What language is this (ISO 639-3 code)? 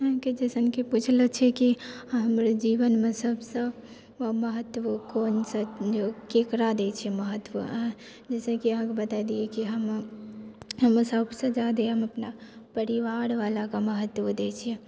mai